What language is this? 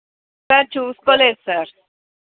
Telugu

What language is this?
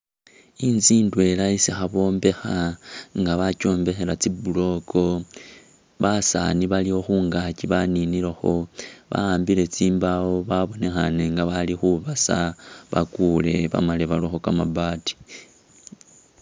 Masaaba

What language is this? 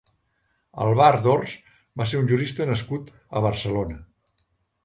Catalan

